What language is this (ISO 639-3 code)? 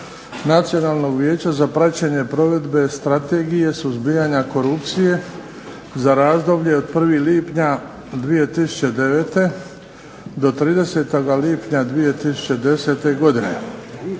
hrv